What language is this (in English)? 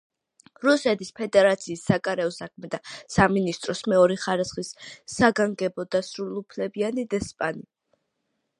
Georgian